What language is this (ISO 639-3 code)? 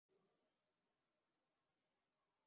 ben